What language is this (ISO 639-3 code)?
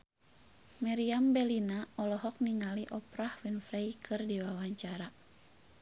sun